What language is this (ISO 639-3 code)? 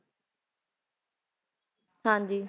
pan